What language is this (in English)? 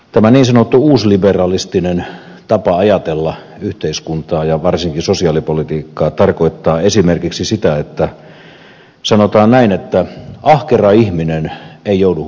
Finnish